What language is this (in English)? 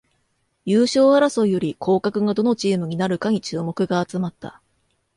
Japanese